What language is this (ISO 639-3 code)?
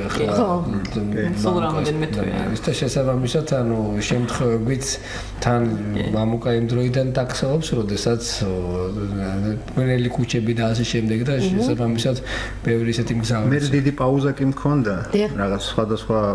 deu